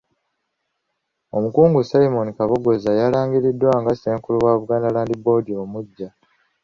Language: Ganda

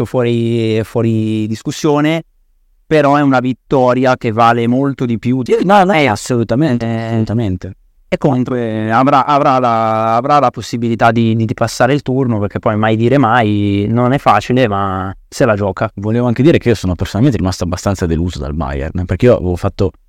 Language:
Italian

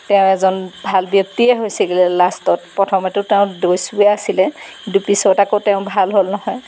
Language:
Assamese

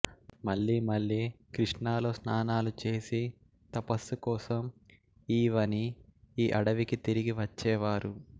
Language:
Telugu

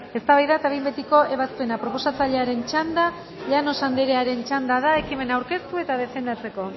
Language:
Basque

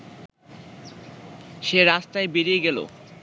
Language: Bangla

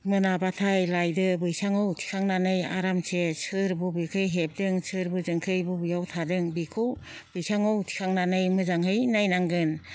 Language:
Bodo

